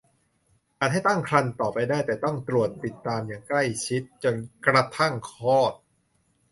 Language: Thai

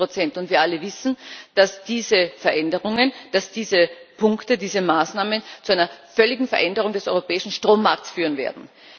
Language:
German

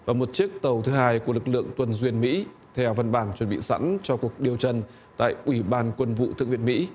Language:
Vietnamese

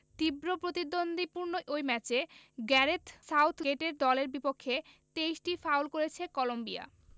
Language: Bangla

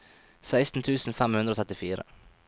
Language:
Norwegian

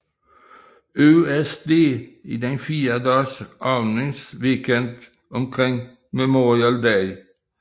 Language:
Danish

